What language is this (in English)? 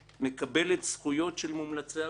Hebrew